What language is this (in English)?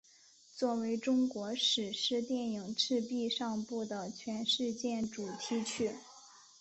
Chinese